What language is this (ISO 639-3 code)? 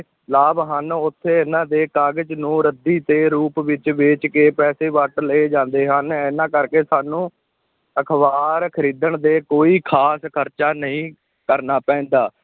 pan